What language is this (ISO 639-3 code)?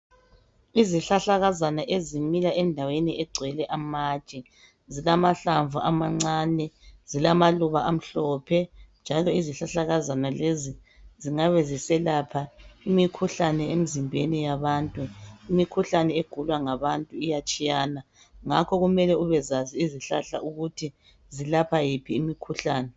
nde